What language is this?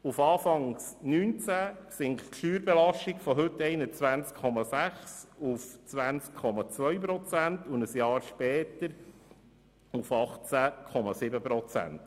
Swiss German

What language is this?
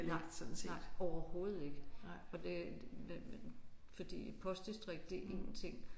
Danish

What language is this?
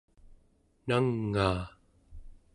Central Yupik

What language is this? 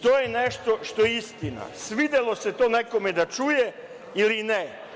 Serbian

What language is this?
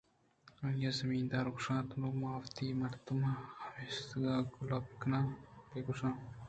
Eastern Balochi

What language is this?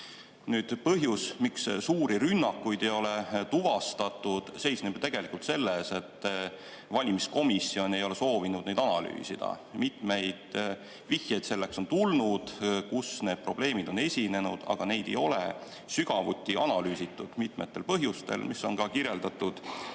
Estonian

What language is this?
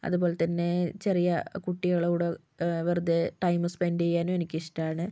Malayalam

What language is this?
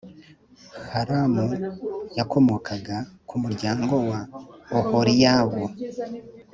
Kinyarwanda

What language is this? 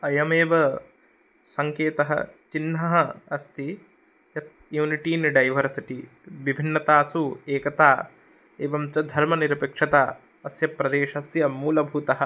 Sanskrit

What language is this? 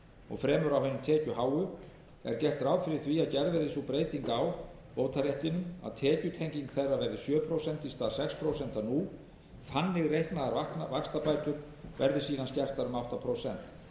Icelandic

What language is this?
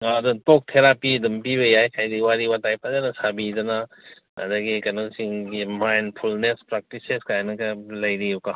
Manipuri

